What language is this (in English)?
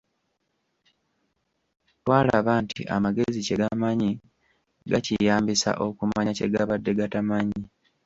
Ganda